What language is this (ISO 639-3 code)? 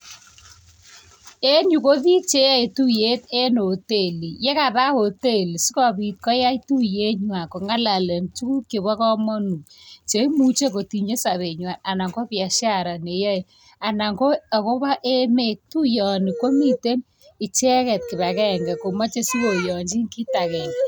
kln